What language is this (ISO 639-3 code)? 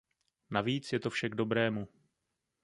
ces